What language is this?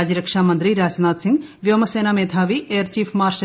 Malayalam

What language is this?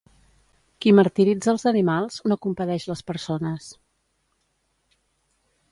Catalan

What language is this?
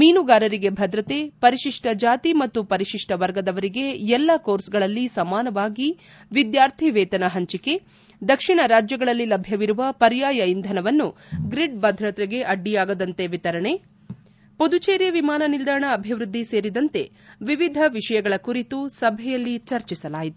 Kannada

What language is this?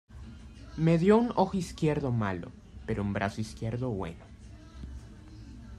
Spanish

